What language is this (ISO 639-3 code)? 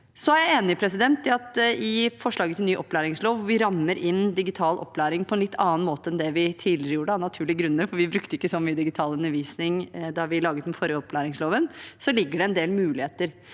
nor